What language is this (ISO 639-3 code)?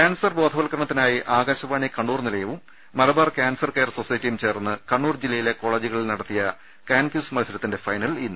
mal